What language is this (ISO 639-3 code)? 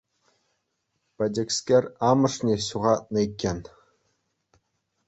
chv